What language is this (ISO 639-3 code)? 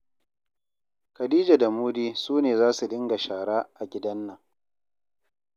hau